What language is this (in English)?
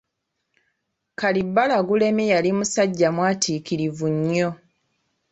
Ganda